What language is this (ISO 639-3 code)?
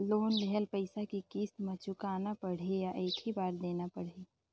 hne